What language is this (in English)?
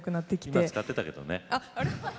Japanese